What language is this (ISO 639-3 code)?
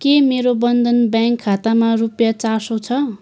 nep